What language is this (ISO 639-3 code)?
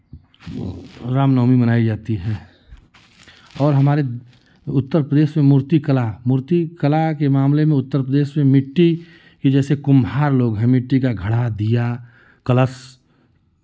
hin